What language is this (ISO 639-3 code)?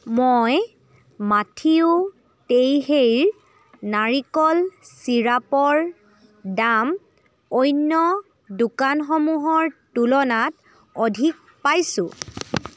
asm